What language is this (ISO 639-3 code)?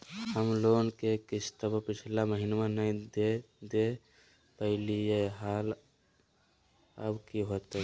mag